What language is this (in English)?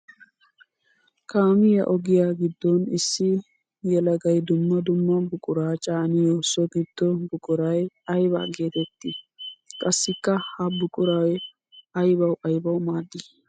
Wolaytta